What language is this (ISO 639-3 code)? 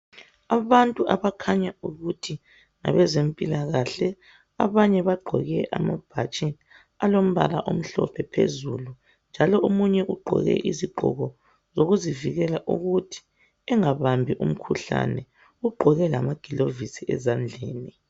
nde